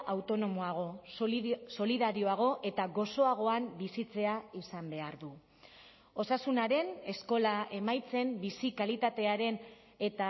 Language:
Basque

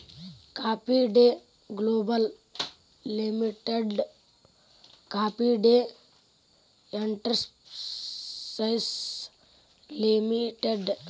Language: Kannada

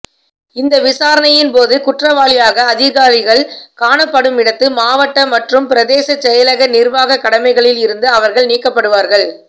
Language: Tamil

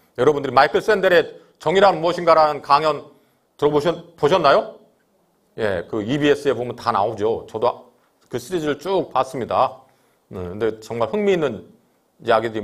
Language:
Korean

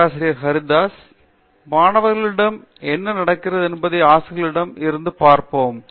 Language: Tamil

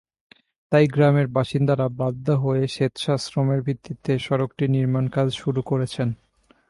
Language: Bangla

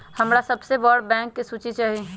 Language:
Magahi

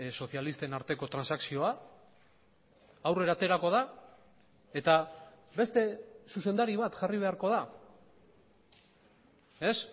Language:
Basque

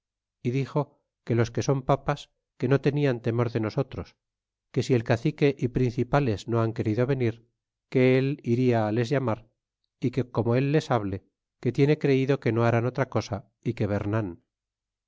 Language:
Spanish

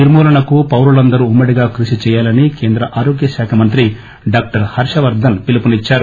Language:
Telugu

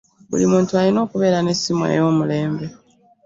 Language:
Ganda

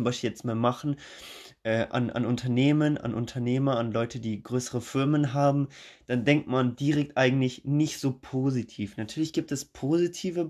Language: German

